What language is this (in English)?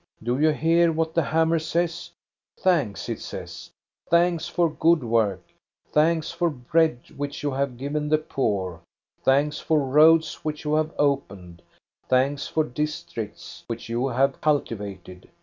English